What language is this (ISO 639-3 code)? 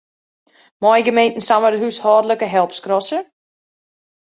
fry